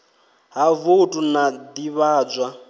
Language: Venda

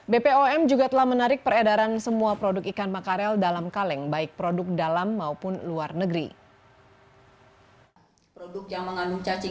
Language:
Indonesian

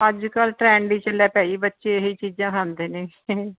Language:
Punjabi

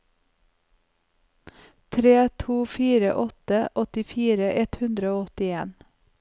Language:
Norwegian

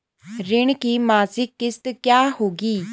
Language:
Hindi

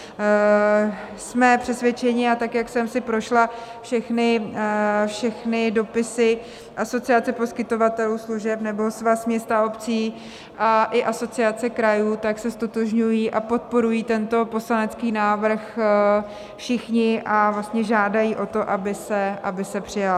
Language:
Czech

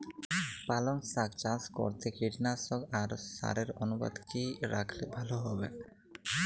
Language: Bangla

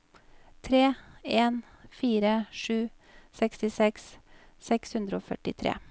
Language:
Norwegian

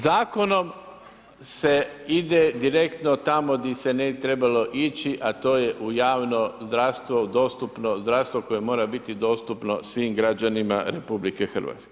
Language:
Croatian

